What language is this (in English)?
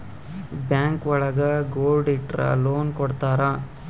Kannada